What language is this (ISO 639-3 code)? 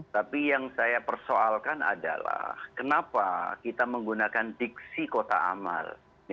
ind